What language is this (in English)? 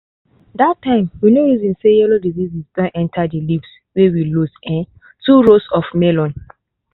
Nigerian Pidgin